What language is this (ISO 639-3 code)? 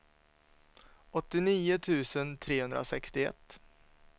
swe